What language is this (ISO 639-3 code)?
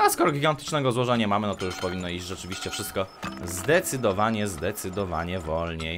pol